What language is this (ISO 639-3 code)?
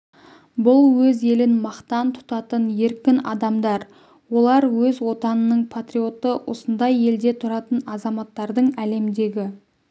kaz